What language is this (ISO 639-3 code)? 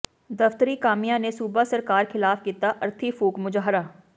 pan